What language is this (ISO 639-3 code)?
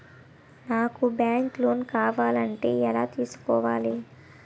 tel